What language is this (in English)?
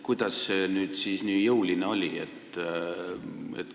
Estonian